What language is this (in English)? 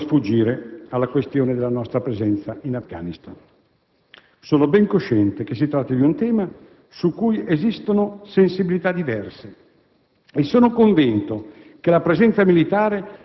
Italian